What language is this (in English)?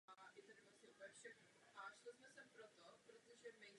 Czech